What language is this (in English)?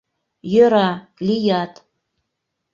Mari